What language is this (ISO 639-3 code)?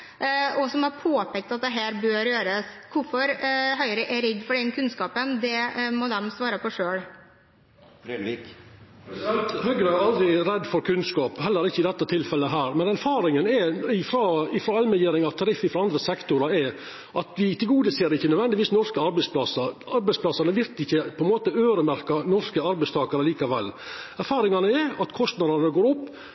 nor